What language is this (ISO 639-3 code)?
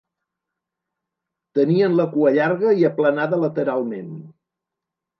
cat